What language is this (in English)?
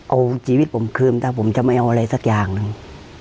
Thai